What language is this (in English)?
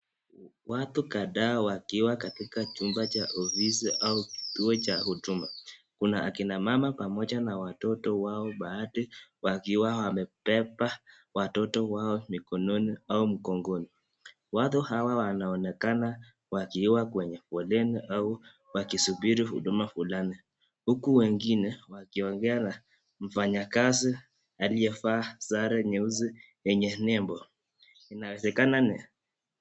Swahili